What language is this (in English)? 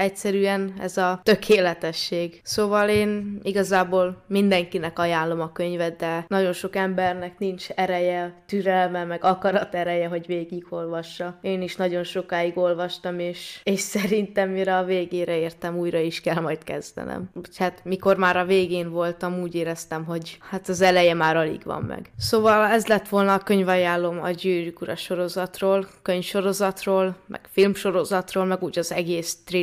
Hungarian